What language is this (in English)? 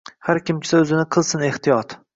Uzbek